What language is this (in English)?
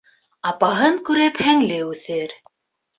Bashkir